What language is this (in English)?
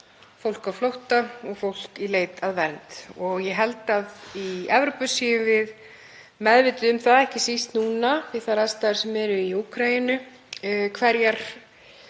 Icelandic